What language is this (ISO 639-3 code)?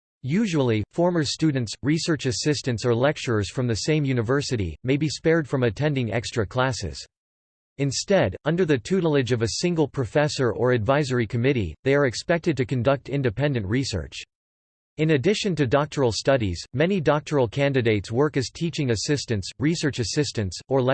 eng